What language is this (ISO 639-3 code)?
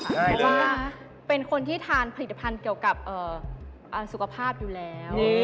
tha